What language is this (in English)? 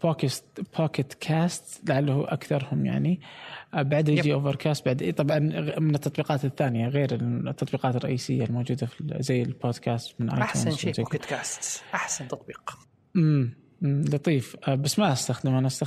Arabic